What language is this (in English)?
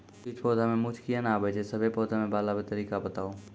Maithili